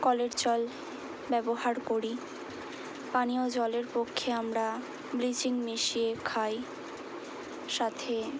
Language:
Bangla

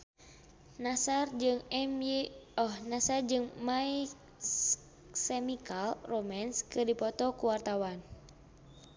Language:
Sundanese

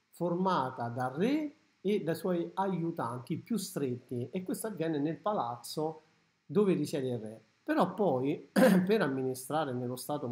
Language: Italian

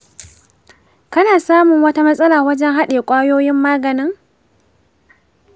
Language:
Hausa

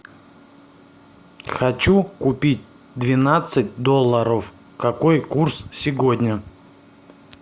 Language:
Russian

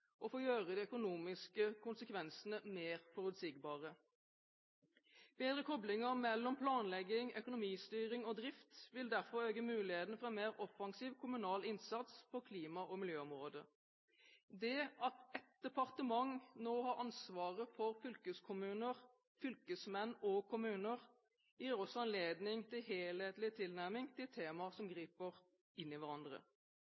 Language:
Norwegian Bokmål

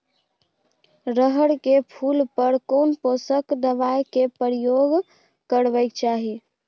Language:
Maithili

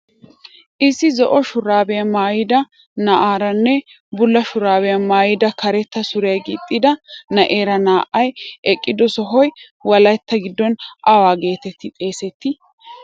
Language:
Wolaytta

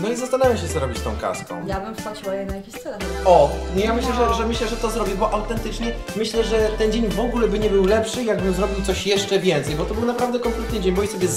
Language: Polish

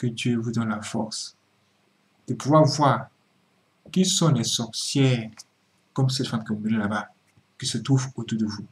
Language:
French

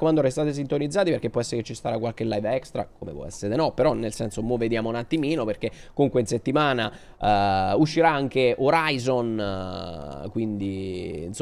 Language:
Italian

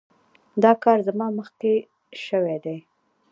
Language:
Pashto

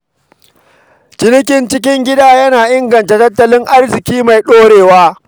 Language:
Hausa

